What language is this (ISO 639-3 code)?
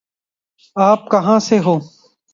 urd